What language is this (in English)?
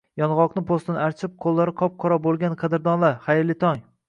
Uzbek